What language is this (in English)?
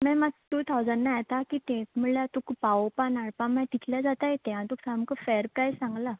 Konkani